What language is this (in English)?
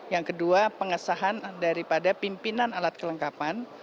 Indonesian